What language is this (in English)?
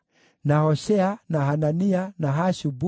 Kikuyu